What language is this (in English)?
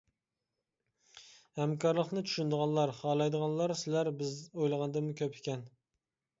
Uyghur